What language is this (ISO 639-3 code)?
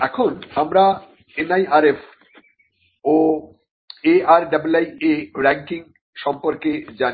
ben